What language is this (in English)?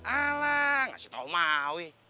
Indonesian